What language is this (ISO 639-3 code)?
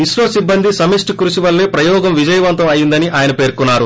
tel